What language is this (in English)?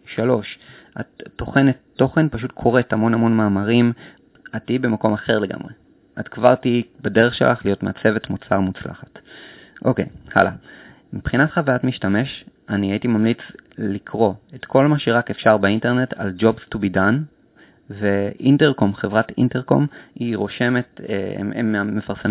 Hebrew